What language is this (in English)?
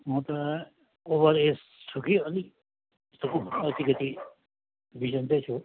Nepali